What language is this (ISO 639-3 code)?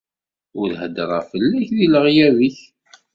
kab